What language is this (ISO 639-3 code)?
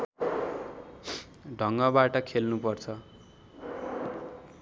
nep